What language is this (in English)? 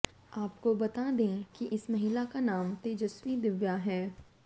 Hindi